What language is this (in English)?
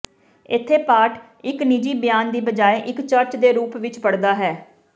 Punjabi